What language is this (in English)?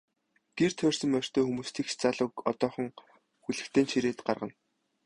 Mongolian